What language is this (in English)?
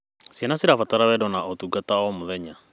Kikuyu